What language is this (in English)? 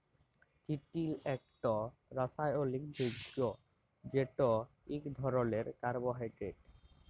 Bangla